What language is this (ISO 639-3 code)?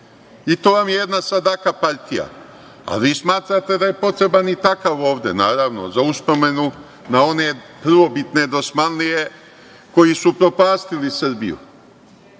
srp